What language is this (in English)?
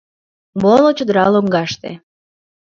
Mari